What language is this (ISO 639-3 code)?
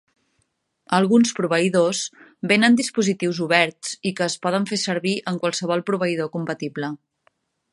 cat